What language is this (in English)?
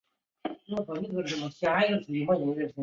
Chinese